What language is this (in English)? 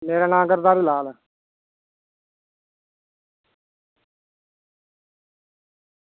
Dogri